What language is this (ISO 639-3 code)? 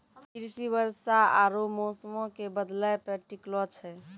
mai